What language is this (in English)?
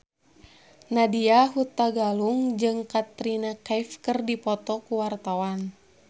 Sundanese